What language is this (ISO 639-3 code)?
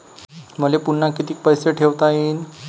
mar